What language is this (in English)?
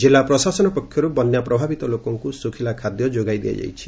Odia